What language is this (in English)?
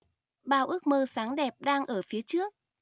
Vietnamese